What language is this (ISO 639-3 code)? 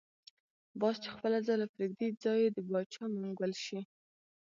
pus